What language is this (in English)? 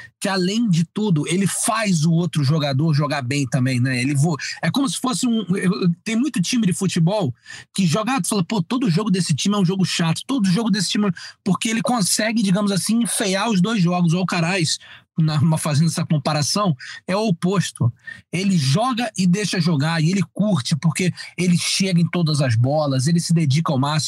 Portuguese